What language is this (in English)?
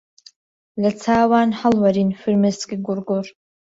Central Kurdish